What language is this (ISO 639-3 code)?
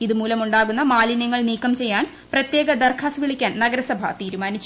mal